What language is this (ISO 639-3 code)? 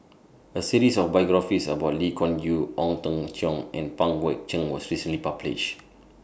eng